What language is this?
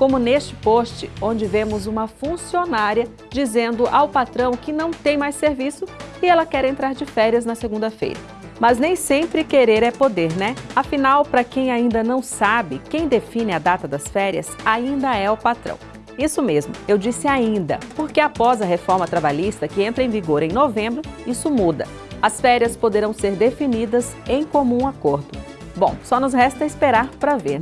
Portuguese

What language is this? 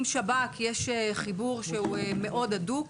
Hebrew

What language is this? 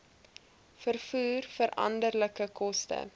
Afrikaans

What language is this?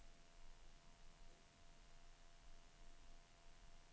Swedish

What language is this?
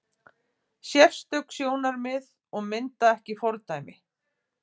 Icelandic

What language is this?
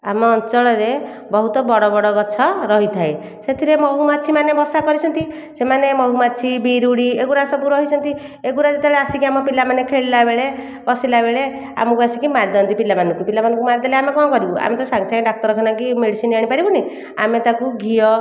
Odia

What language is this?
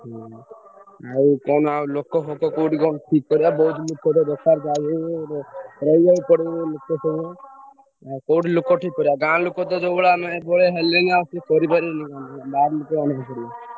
Odia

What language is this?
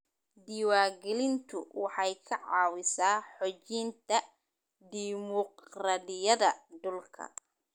Somali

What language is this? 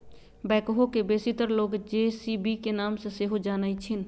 Magahi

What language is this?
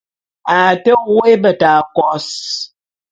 Bulu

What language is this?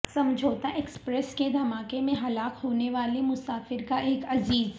Urdu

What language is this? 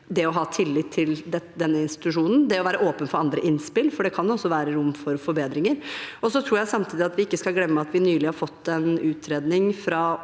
Norwegian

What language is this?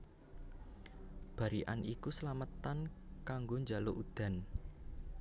Javanese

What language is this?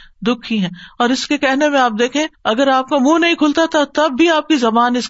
Urdu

